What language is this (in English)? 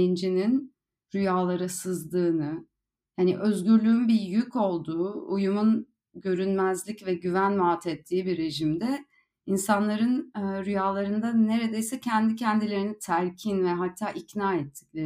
Turkish